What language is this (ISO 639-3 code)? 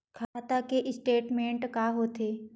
hne